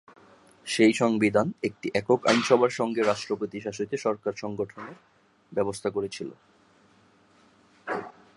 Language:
Bangla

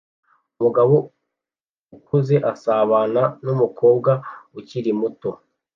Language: Kinyarwanda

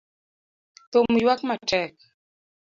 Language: Luo (Kenya and Tanzania)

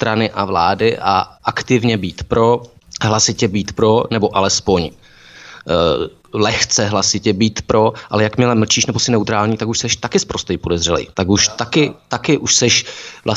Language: Czech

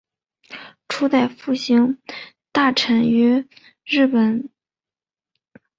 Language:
Chinese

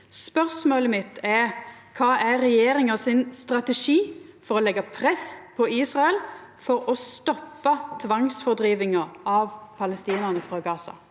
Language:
Norwegian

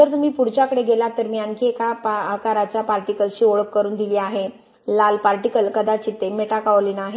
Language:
Marathi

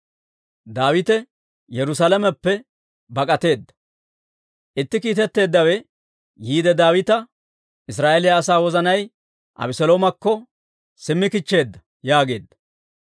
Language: Dawro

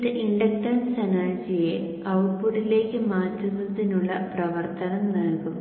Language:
Malayalam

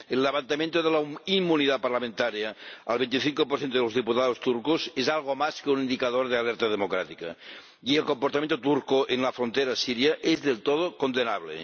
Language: Spanish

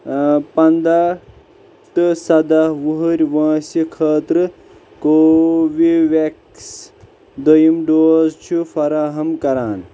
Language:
Kashmiri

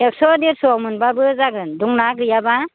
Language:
Bodo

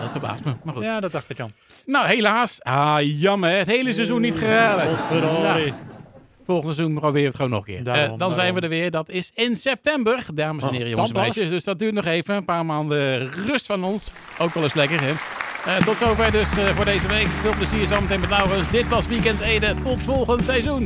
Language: Dutch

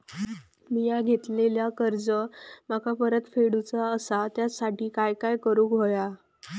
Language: Marathi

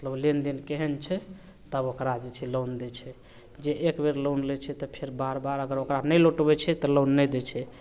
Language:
Maithili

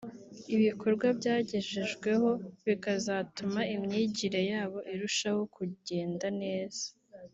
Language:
Kinyarwanda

